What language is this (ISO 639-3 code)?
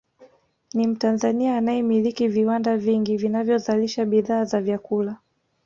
swa